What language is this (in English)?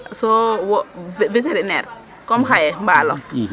Serer